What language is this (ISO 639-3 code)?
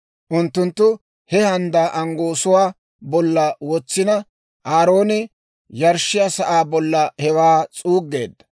dwr